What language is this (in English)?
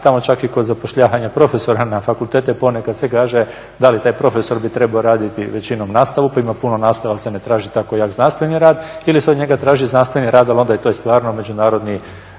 Croatian